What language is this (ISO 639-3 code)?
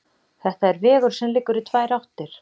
isl